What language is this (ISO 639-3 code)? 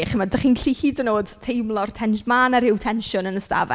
cym